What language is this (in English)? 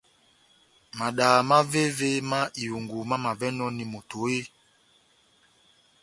Batanga